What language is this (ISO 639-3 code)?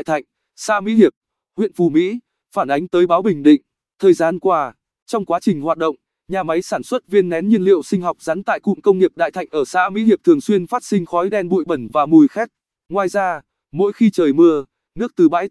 vie